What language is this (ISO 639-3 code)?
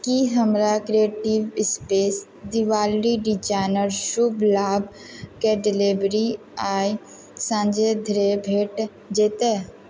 mai